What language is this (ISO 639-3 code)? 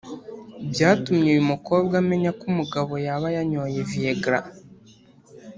kin